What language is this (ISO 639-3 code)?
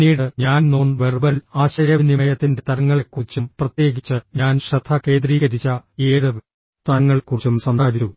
mal